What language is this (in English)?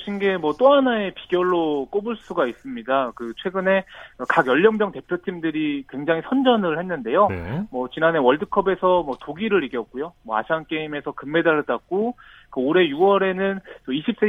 Korean